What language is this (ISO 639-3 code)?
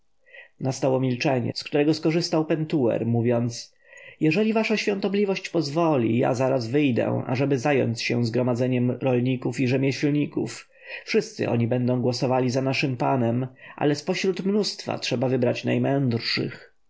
pol